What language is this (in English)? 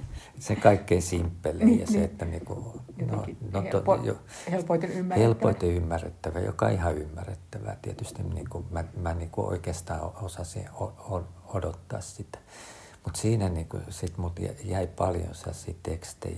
Finnish